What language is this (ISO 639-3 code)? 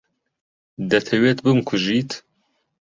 ckb